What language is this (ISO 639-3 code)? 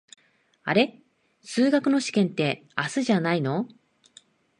jpn